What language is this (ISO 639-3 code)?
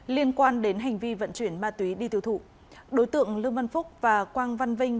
vie